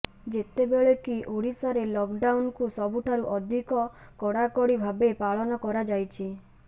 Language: Odia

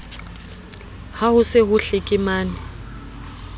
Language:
Southern Sotho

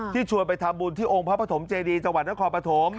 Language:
Thai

